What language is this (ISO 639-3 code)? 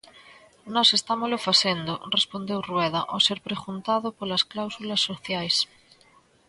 glg